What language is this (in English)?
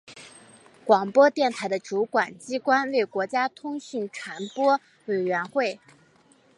Chinese